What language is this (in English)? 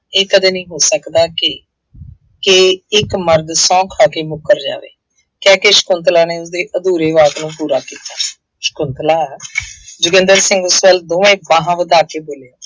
Punjabi